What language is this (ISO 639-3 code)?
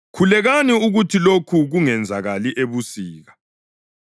nde